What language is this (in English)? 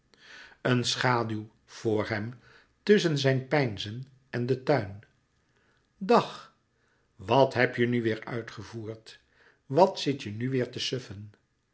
Dutch